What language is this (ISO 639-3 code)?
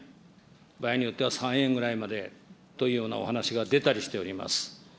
jpn